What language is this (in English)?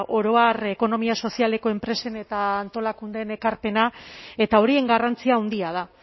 Basque